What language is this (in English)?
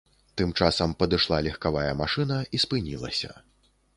Belarusian